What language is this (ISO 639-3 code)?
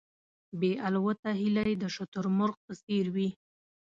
pus